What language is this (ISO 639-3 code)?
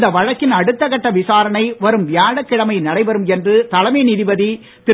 tam